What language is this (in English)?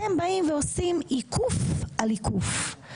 Hebrew